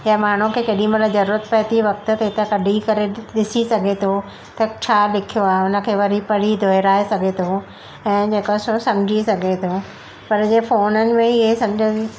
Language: Sindhi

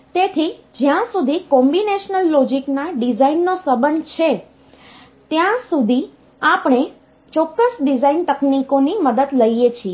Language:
Gujarati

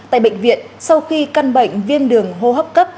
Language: Vietnamese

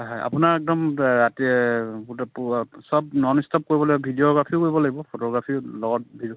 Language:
Assamese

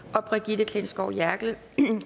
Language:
Danish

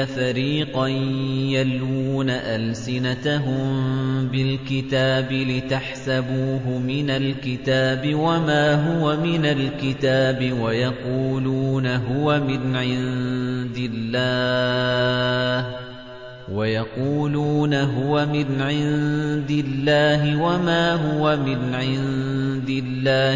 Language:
Arabic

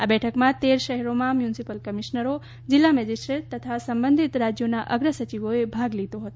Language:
Gujarati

